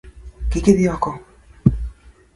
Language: Luo (Kenya and Tanzania)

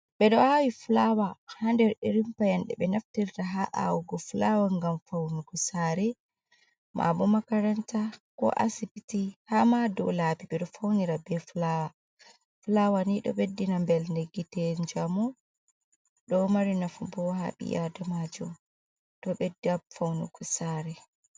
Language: Fula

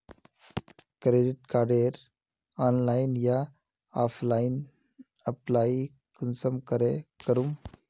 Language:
Magahi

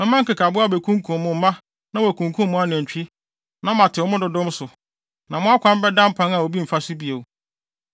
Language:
Akan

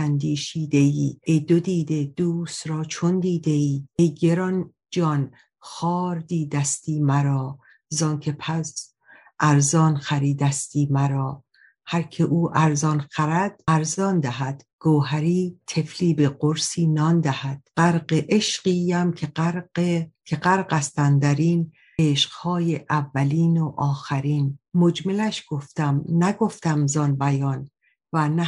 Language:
Persian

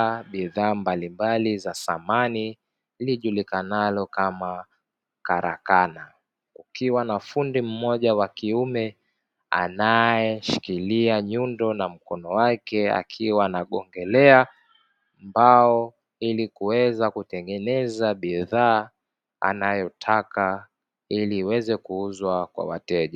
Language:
Swahili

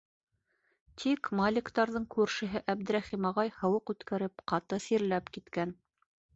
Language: Bashkir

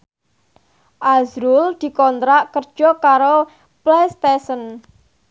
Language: Javanese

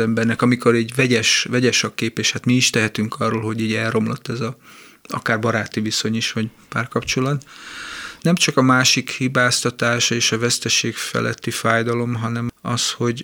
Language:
Hungarian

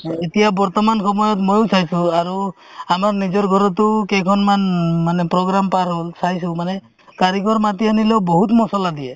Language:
Assamese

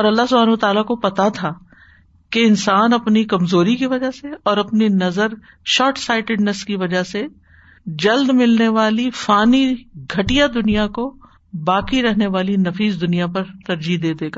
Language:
Urdu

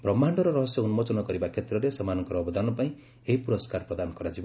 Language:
Odia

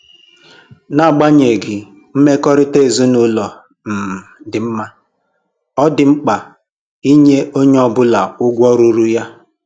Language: Igbo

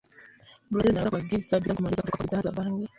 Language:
Swahili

